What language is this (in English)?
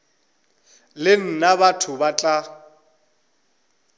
Northern Sotho